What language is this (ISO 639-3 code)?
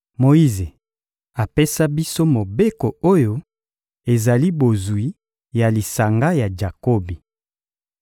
lin